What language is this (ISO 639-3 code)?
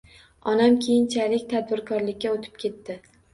uzb